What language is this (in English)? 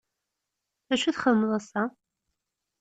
Kabyle